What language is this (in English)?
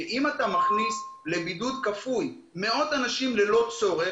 Hebrew